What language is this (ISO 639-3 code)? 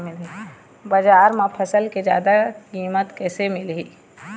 hne